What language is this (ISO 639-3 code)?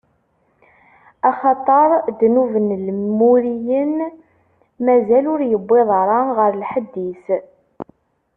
kab